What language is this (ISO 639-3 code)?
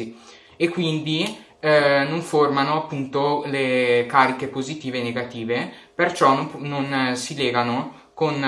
ita